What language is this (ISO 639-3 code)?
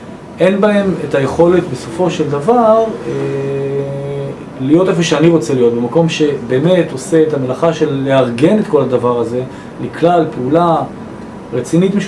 heb